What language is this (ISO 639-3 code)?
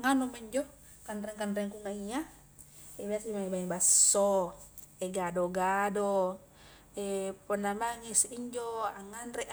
kjk